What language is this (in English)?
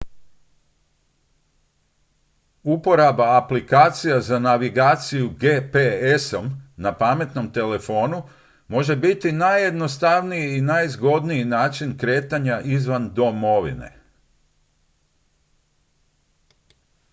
Croatian